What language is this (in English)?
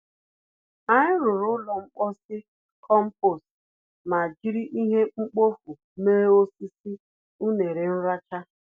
Igbo